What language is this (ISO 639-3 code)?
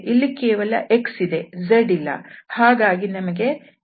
kan